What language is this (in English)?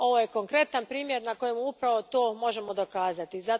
Croatian